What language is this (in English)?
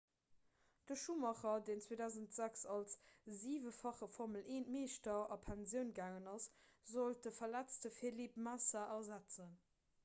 Luxembourgish